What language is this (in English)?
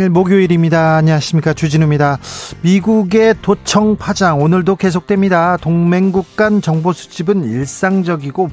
Korean